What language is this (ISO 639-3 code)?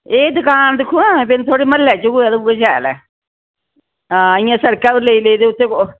doi